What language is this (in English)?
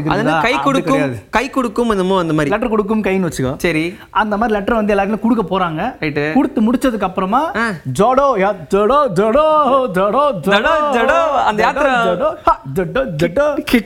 Tamil